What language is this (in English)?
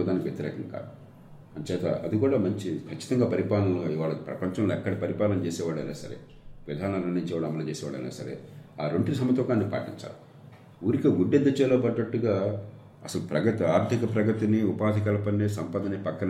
Telugu